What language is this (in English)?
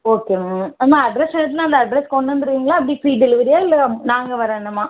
Tamil